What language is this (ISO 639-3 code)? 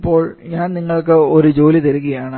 mal